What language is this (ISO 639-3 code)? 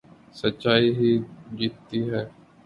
urd